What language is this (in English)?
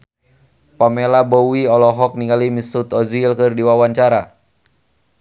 Sundanese